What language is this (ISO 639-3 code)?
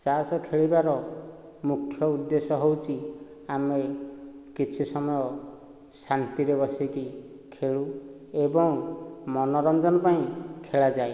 ori